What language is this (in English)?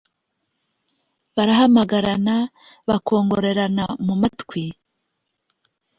Kinyarwanda